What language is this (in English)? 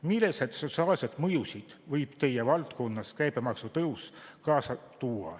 Estonian